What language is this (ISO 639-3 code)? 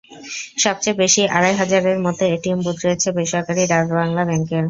ben